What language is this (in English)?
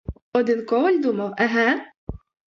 Ukrainian